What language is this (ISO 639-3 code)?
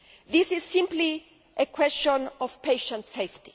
eng